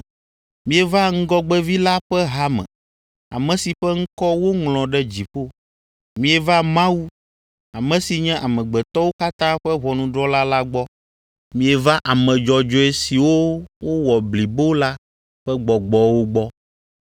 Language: Ewe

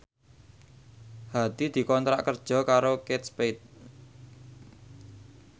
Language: Javanese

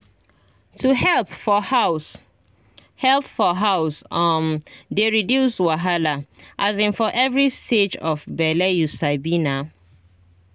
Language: Nigerian Pidgin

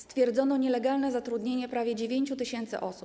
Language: Polish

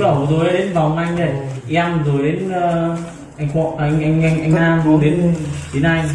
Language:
Vietnamese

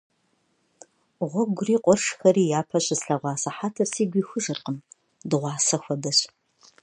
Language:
Kabardian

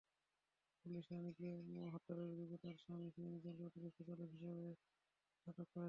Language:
Bangla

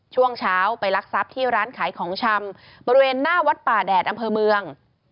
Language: Thai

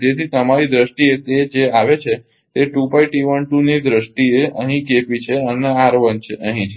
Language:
Gujarati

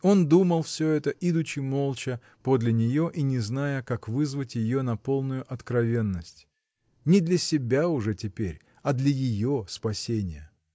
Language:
Russian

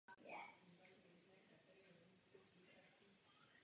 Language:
Czech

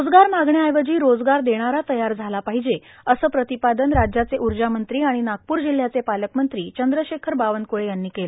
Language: Marathi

